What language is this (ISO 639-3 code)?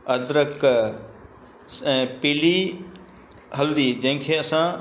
snd